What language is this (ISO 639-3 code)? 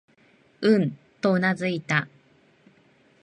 jpn